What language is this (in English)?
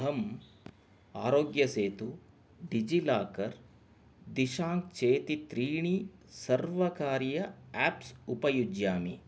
Sanskrit